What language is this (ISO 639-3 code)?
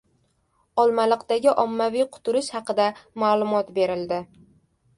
uzb